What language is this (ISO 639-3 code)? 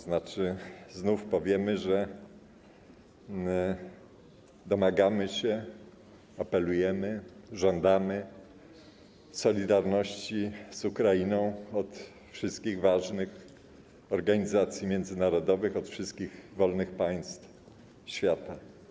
pol